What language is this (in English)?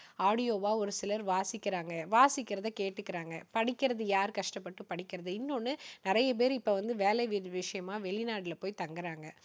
Tamil